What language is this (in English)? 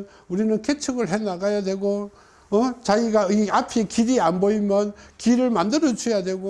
Korean